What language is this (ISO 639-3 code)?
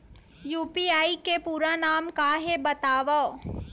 hne